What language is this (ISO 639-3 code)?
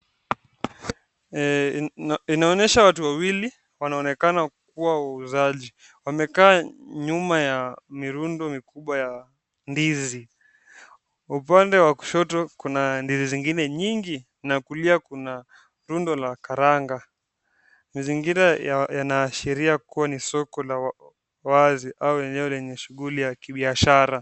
swa